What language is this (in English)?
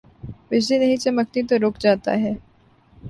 Urdu